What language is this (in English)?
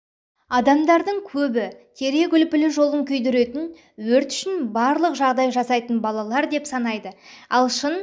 Kazakh